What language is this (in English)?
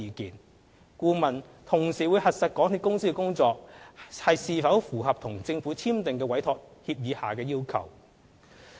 Cantonese